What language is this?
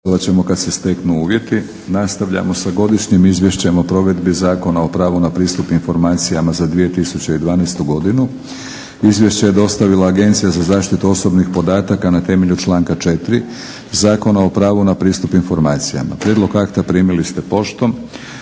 Croatian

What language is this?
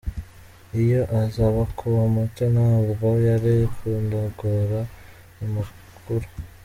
Kinyarwanda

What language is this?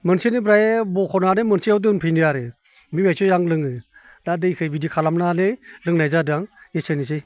Bodo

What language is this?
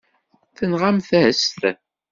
Kabyle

